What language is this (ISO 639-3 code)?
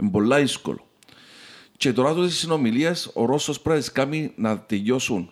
ell